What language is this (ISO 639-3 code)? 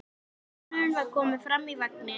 isl